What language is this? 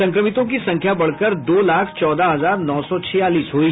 Hindi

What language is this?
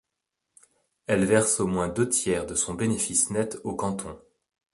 French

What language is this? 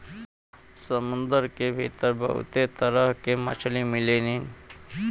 Bhojpuri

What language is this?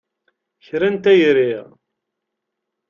Kabyle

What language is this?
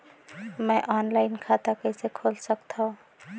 Chhattisgarhi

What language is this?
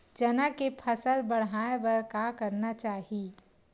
Chhattisgarhi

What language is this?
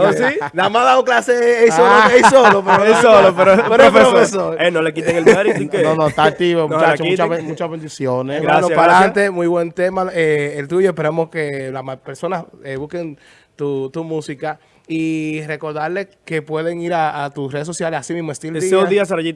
Spanish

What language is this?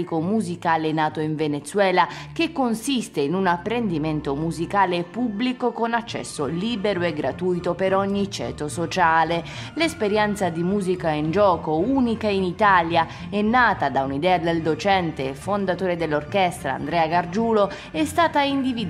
Italian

